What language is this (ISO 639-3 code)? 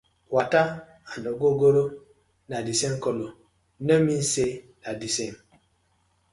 pcm